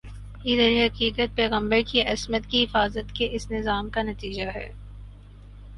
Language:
Urdu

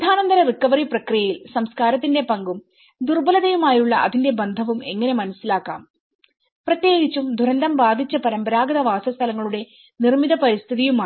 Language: Malayalam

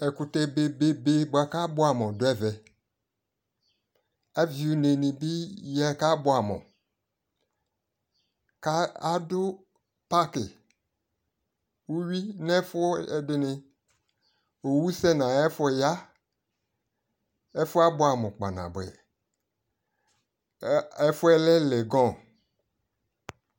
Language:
Ikposo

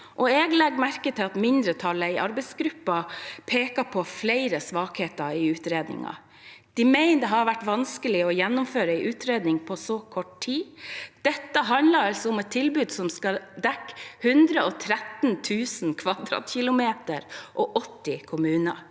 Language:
Norwegian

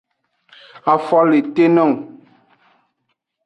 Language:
Aja (Benin)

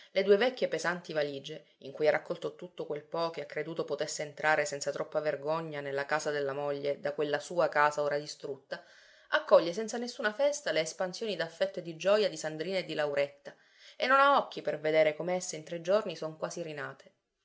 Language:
Italian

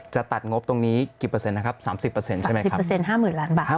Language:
Thai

